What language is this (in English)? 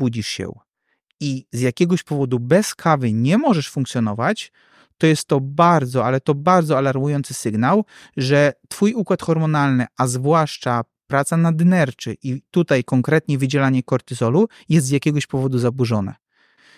Polish